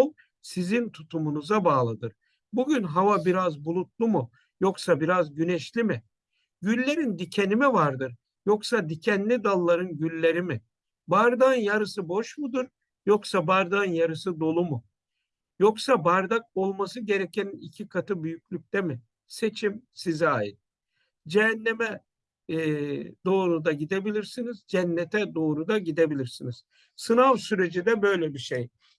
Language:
Turkish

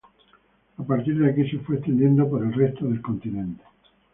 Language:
Spanish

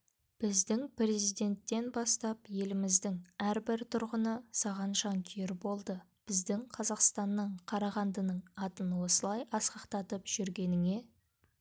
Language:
Kazakh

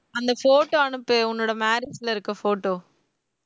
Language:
Tamil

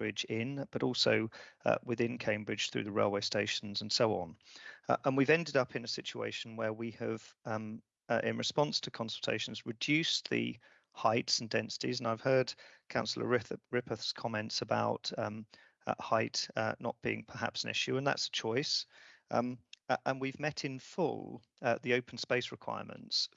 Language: English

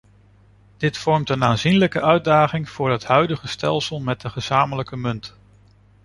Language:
Dutch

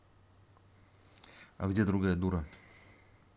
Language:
Russian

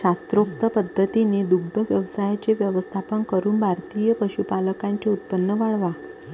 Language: Marathi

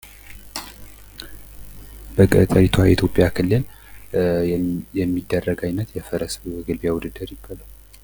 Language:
Amharic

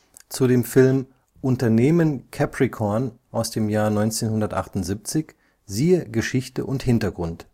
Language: German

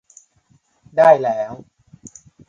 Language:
Thai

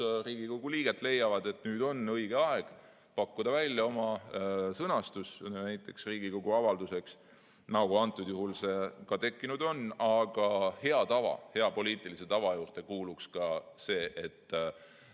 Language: Estonian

